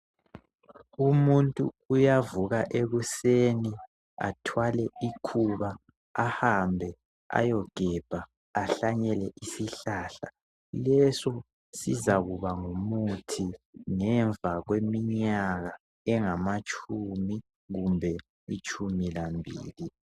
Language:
North Ndebele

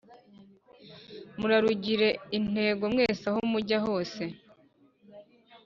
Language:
Kinyarwanda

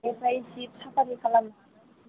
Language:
Bodo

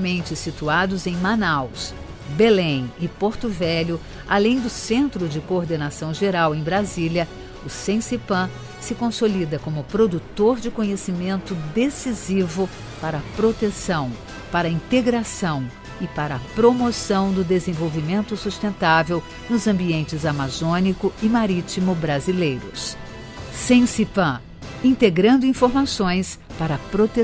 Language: Portuguese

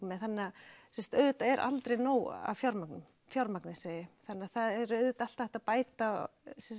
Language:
Icelandic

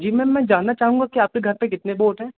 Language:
Hindi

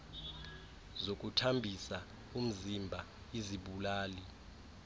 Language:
Xhosa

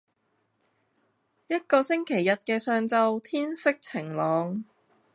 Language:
Cantonese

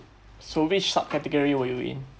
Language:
English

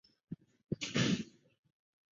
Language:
Chinese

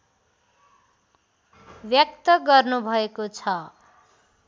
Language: Nepali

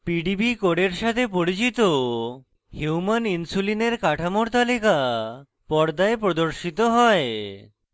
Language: Bangla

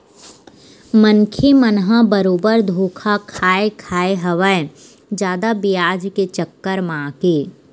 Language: Chhattisgarhi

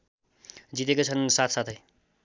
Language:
Nepali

